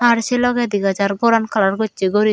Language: Chakma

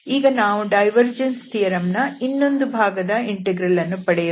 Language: Kannada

